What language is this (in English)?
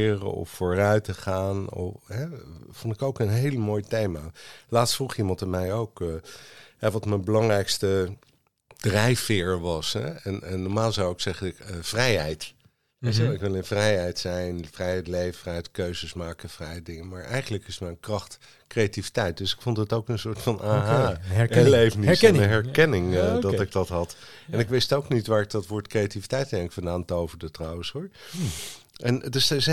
Dutch